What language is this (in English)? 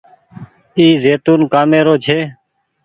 Goaria